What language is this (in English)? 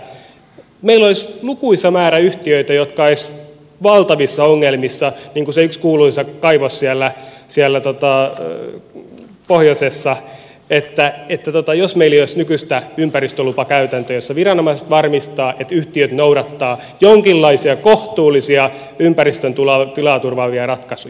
Finnish